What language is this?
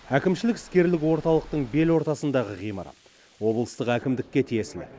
Kazakh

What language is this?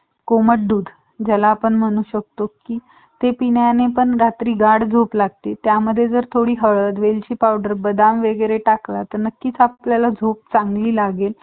Marathi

